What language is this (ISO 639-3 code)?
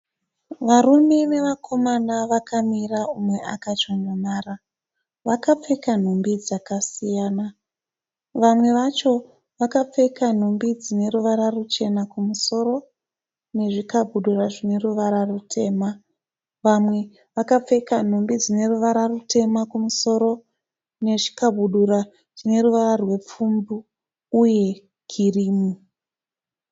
sna